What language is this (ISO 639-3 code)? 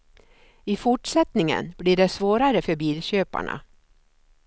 swe